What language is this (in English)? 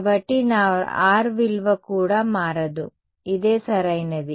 Telugu